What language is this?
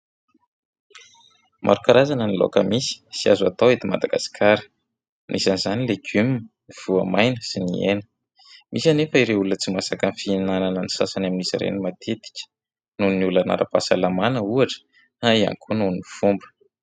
Malagasy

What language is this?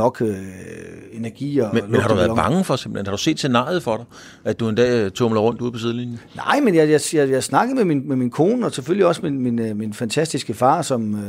Danish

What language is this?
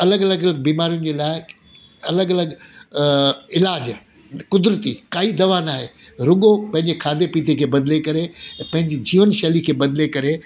Sindhi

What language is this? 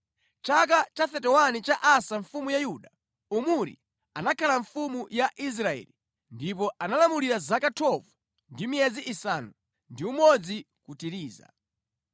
Nyanja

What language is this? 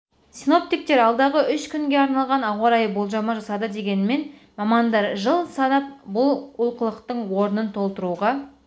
Kazakh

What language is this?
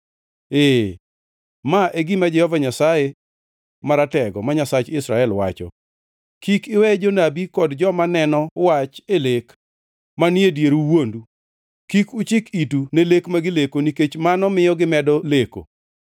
Luo (Kenya and Tanzania)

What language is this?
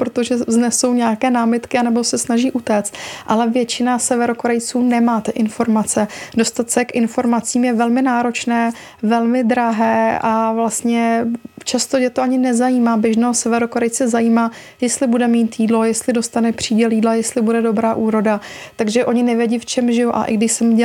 Czech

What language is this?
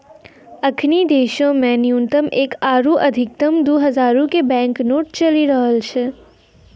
Maithili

